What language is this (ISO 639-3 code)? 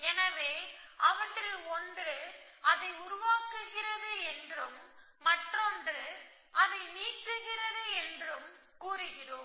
tam